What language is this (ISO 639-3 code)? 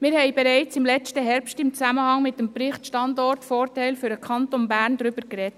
gsw